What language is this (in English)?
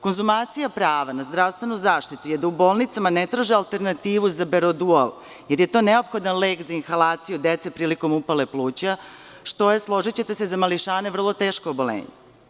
Serbian